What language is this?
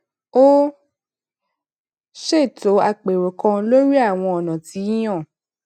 Yoruba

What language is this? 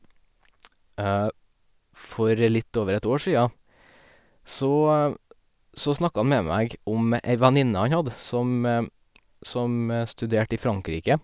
Norwegian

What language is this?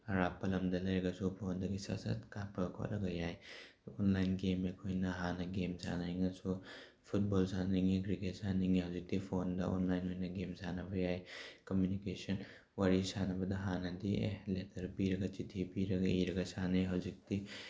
Manipuri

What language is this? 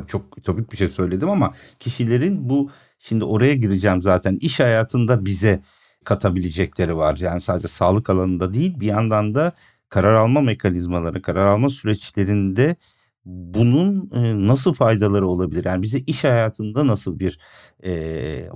Turkish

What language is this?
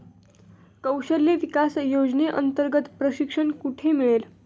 Marathi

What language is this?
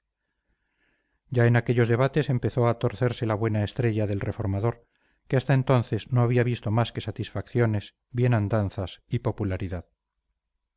Spanish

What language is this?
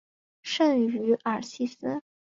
Chinese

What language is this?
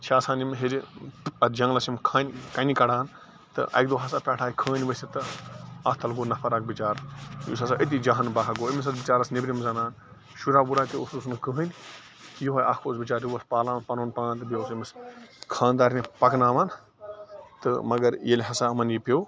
Kashmiri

